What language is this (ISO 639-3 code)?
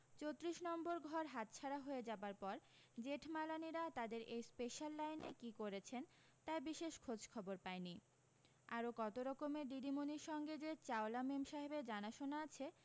ben